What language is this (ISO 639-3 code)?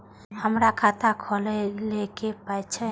mai